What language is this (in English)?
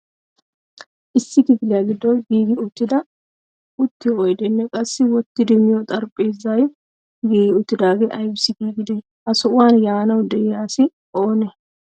Wolaytta